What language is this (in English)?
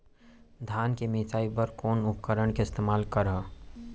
Chhattisgarhi